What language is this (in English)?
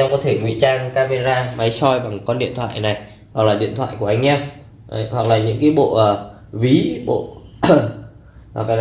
Vietnamese